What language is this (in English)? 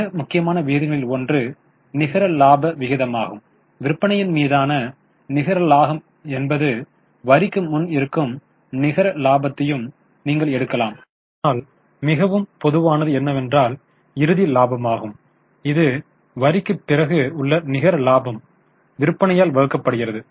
Tamil